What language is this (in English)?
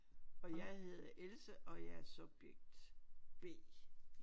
Danish